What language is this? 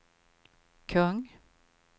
Swedish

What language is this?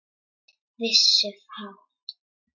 Icelandic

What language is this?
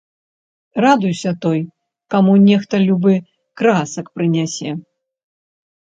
Belarusian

